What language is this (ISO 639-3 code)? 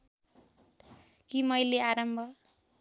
nep